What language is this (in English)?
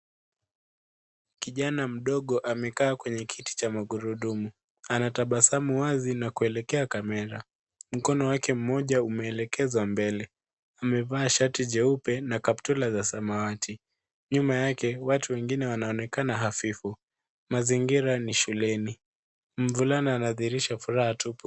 Swahili